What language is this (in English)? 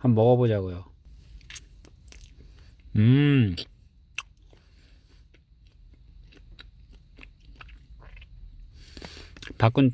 Korean